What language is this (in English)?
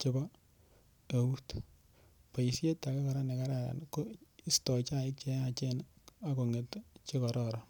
Kalenjin